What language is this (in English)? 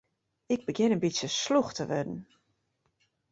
Western Frisian